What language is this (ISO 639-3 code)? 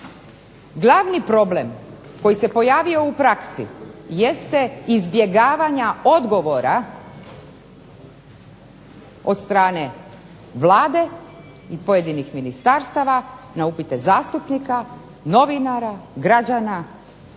hrv